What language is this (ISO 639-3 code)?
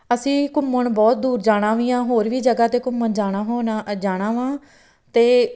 pan